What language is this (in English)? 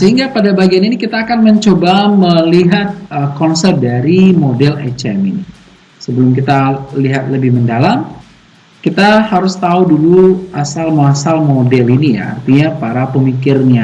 Indonesian